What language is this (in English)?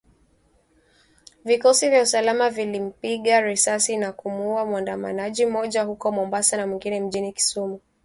Swahili